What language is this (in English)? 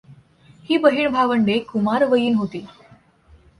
Marathi